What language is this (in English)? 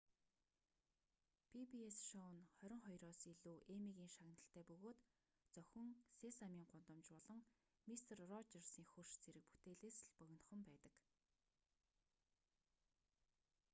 Mongolian